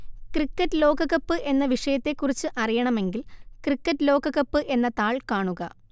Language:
Malayalam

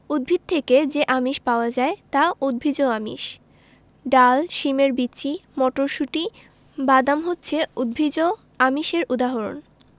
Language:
Bangla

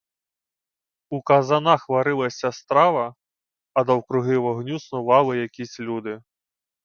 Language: Ukrainian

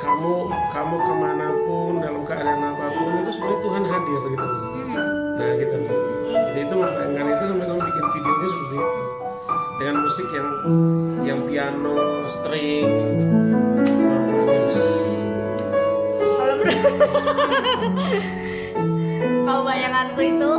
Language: Indonesian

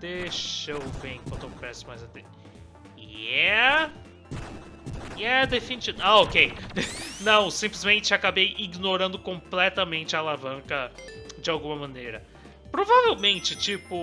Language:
Portuguese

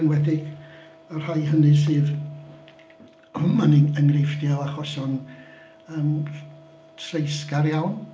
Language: Welsh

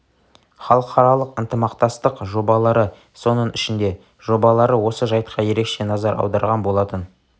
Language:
Kazakh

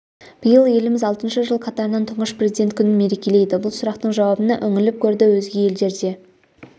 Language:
Kazakh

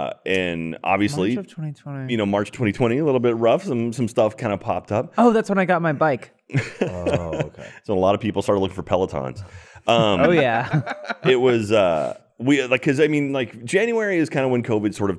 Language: English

